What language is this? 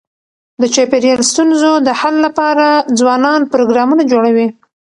Pashto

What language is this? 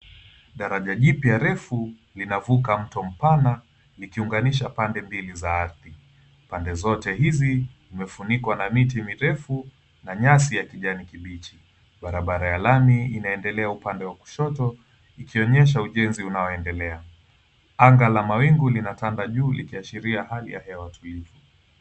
Swahili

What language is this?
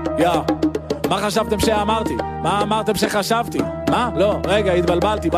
Hebrew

